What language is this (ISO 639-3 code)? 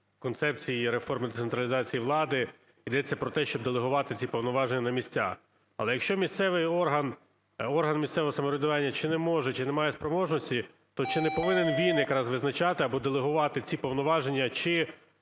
ukr